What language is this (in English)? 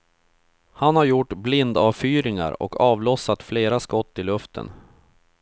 Swedish